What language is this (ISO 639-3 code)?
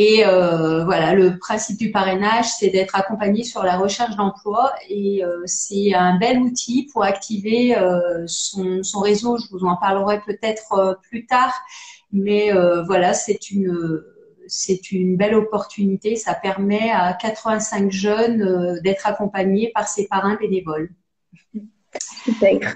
fra